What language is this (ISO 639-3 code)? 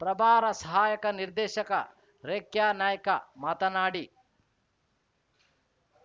kan